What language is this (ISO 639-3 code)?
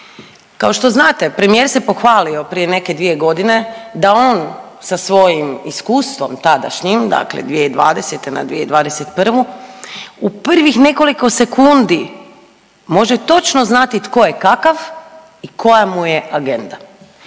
hrv